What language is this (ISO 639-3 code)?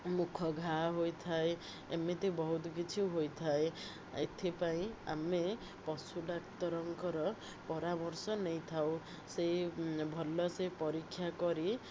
ori